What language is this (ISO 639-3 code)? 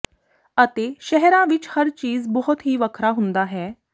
pan